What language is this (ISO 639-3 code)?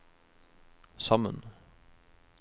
nor